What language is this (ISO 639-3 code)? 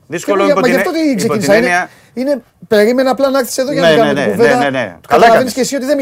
ell